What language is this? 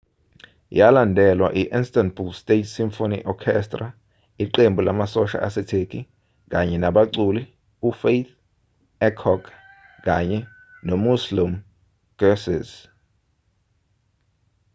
Zulu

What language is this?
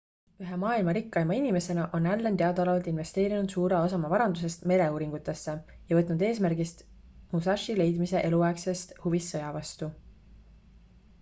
Estonian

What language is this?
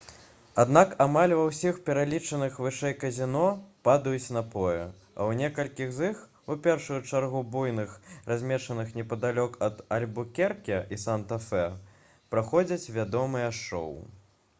Belarusian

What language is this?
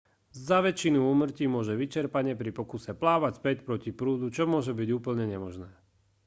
Slovak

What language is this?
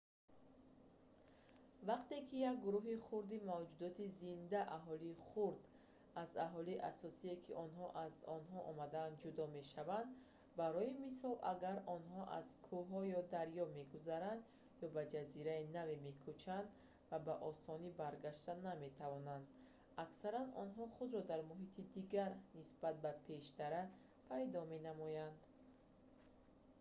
Tajik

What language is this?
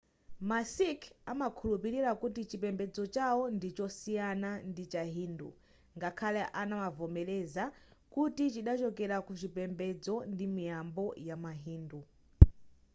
Nyanja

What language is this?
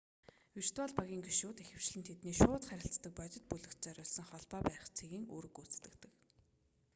Mongolian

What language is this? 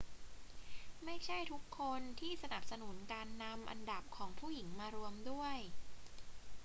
Thai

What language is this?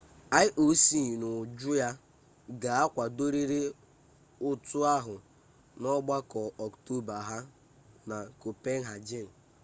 Igbo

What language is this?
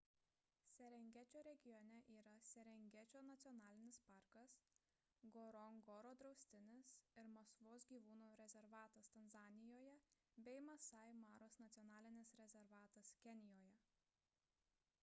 Lithuanian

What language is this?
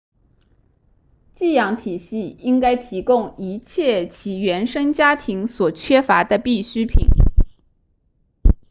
Chinese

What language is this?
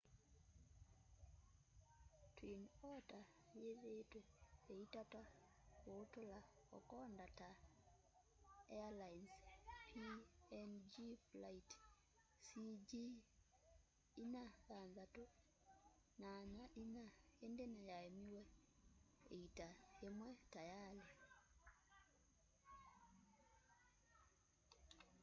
Kamba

